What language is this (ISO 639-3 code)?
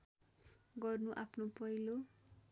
nep